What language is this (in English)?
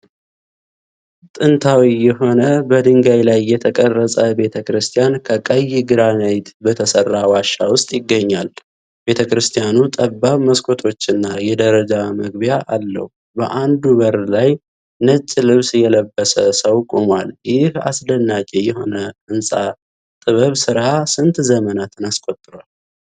Amharic